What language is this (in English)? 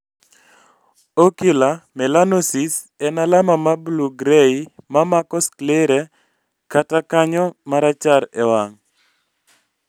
Luo (Kenya and Tanzania)